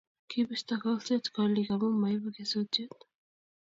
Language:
Kalenjin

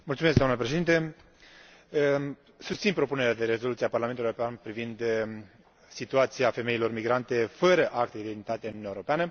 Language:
Romanian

